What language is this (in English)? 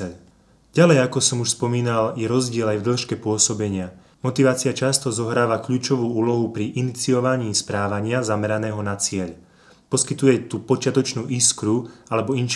Slovak